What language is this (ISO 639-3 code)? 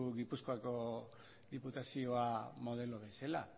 eus